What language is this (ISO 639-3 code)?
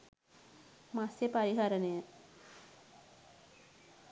sin